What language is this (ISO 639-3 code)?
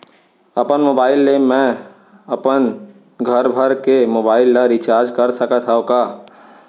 hne